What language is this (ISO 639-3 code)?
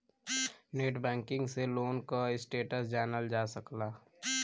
bho